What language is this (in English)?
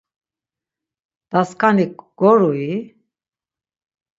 Laz